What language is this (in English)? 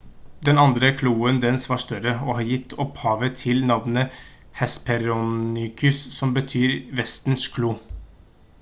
Norwegian Bokmål